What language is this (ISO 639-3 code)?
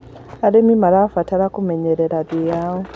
kik